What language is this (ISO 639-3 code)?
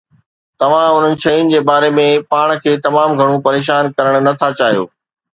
snd